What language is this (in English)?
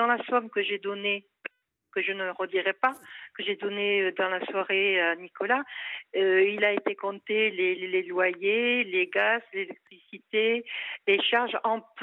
French